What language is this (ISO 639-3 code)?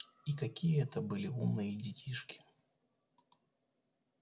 rus